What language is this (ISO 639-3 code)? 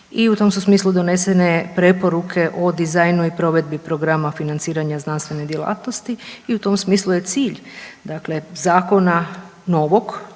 hrv